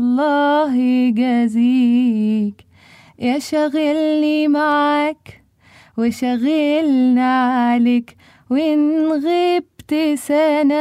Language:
Arabic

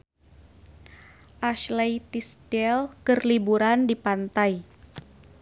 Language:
Sundanese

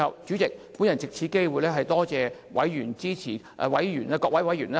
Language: Cantonese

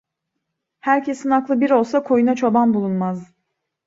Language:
Turkish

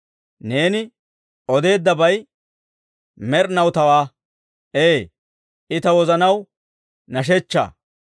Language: Dawro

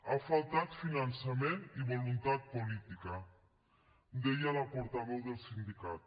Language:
Catalan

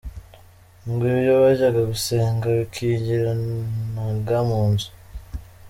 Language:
Kinyarwanda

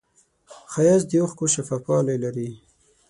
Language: Pashto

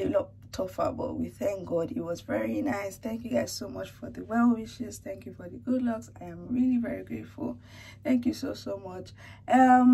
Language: English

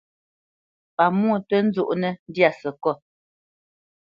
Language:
Bamenyam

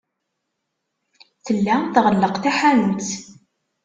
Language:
Kabyle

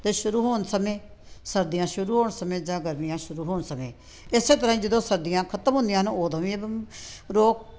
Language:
Punjabi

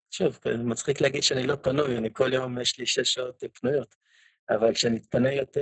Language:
Hebrew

